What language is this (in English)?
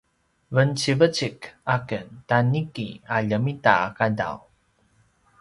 Paiwan